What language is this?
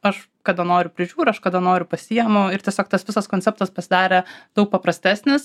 Lithuanian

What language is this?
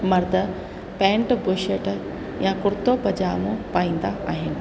Sindhi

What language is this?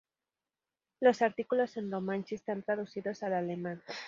Spanish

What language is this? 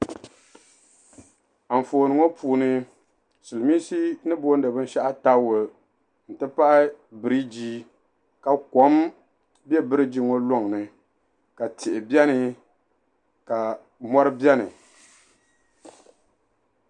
Dagbani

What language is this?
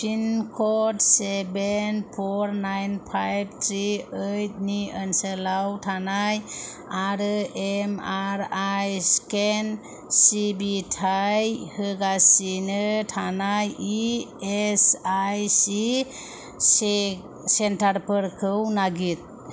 Bodo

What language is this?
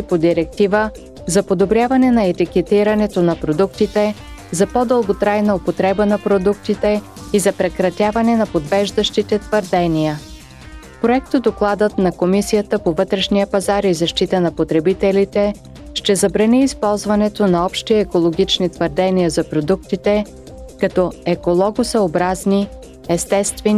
Bulgarian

